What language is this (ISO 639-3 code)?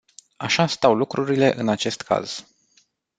ron